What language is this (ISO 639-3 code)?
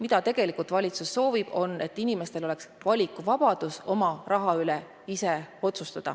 est